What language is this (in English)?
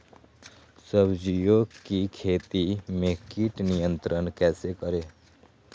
Magahi